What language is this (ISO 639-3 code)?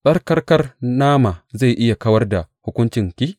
hau